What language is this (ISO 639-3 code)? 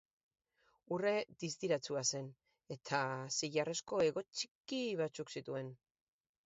eus